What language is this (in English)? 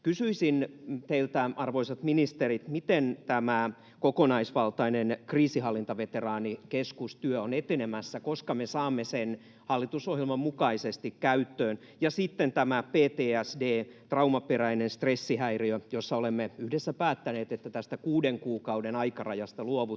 Finnish